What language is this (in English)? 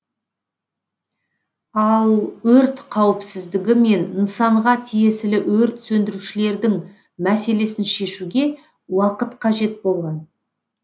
Kazakh